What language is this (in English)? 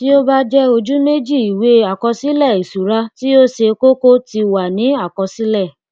Yoruba